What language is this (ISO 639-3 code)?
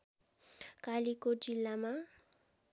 nep